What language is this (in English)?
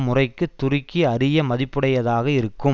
Tamil